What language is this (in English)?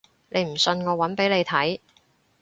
Cantonese